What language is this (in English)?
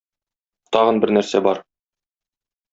Tatar